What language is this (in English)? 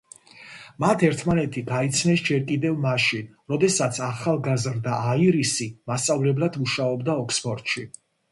Georgian